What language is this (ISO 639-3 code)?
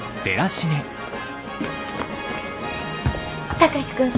jpn